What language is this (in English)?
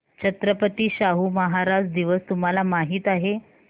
Marathi